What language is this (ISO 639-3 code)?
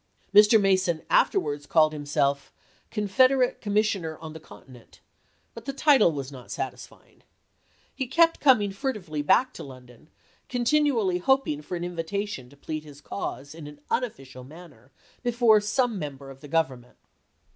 eng